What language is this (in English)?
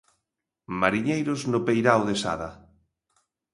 Galician